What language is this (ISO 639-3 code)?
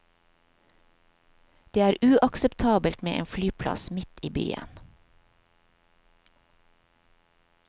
nor